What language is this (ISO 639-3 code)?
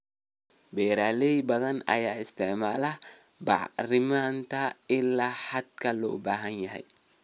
som